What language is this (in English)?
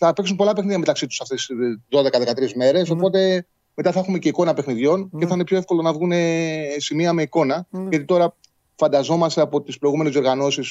Greek